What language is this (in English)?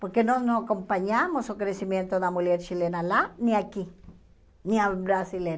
Portuguese